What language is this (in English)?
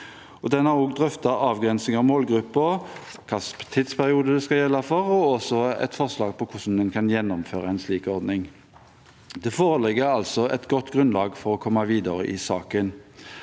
Norwegian